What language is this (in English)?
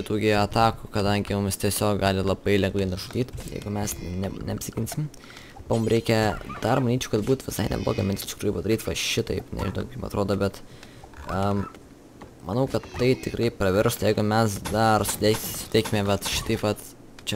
Lithuanian